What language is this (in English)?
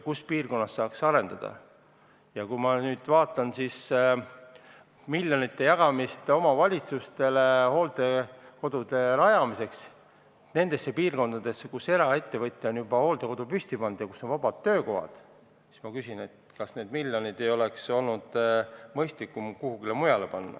Estonian